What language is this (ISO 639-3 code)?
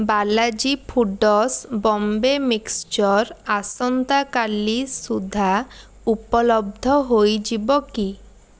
ori